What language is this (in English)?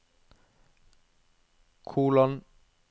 Norwegian